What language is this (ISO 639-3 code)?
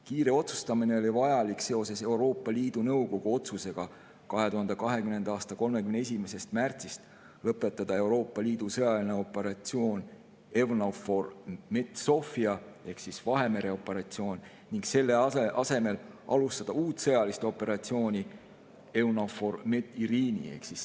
est